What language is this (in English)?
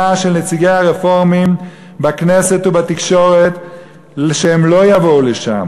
Hebrew